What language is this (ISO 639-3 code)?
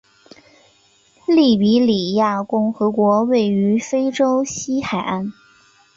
zho